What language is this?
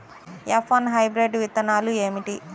Telugu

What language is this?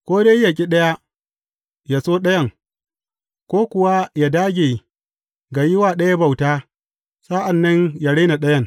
Hausa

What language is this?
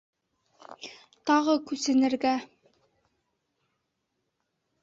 Bashkir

